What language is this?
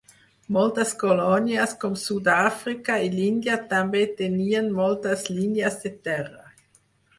Catalan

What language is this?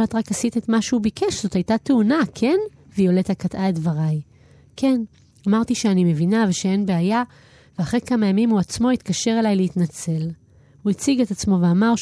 Hebrew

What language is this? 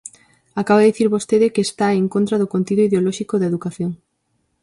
Galician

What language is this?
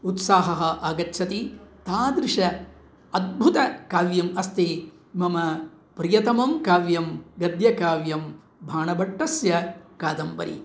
Sanskrit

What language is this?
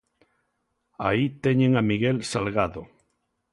Galician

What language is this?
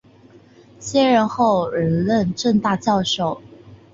Chinese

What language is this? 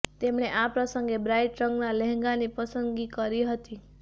Gujarati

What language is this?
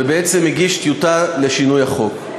Hebrew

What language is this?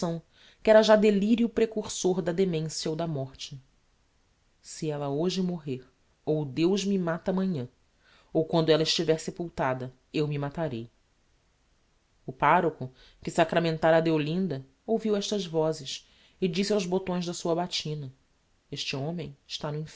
Portuguese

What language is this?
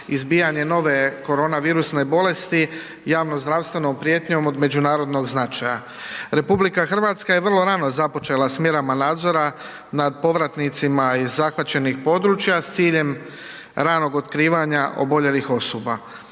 Croatian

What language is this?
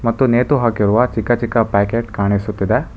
Kannada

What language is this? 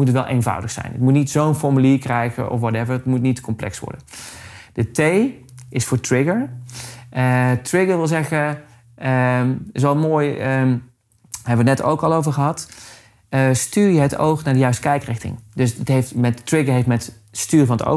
Dutch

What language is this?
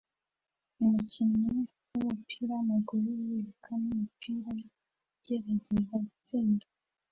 Kinyarwanda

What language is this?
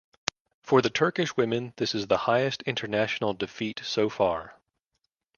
English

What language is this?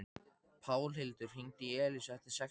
Icelandic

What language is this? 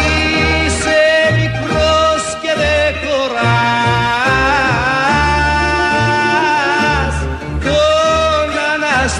Greek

